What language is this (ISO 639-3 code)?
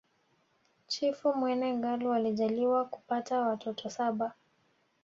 swa